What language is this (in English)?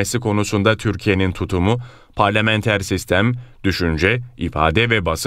Turkish